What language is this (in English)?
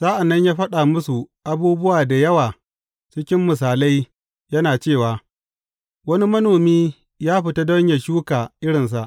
Hausa